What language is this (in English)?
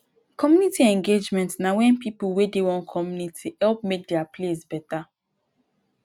Nigerian Pidgin